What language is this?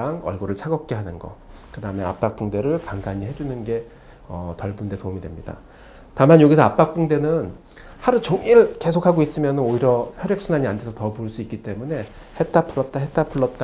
Korean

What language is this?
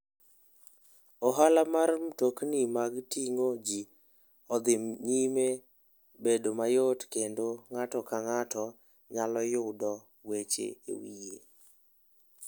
Luo (Kenya and Tanzania)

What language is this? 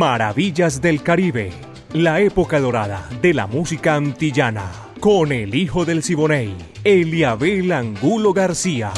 Spanish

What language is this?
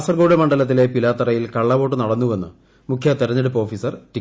Malayalam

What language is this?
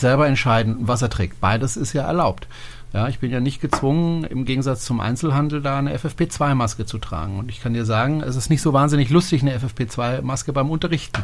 German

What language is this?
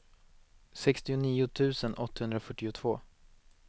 Swedish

